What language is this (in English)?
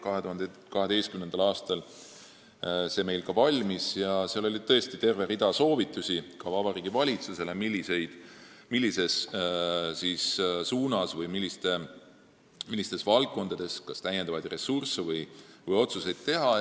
Estonian